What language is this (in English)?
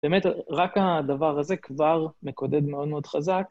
Hebrew